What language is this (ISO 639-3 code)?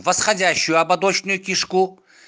rus